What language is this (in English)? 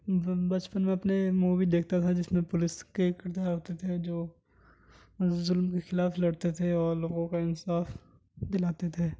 Urdu